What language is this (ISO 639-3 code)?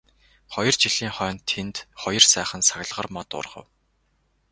mon